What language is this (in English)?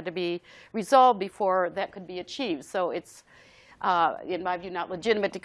English